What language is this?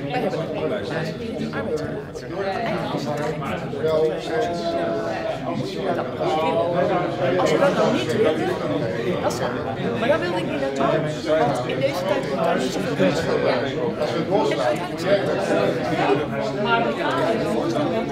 Dutch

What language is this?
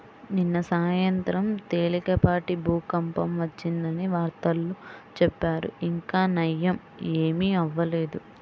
Telugu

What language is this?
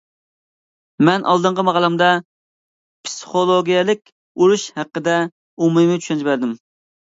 Uyghur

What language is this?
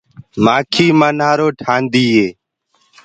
Gurgula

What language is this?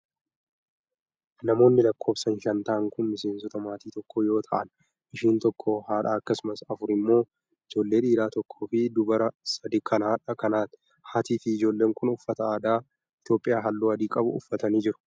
Oromo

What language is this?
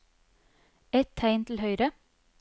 Norwegian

